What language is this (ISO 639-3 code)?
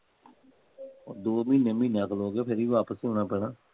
pan